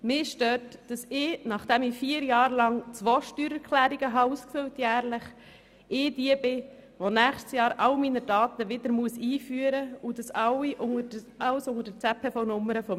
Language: Swiss German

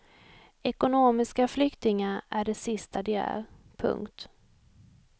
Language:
Swedish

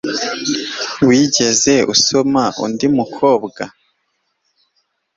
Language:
Kinyarwanda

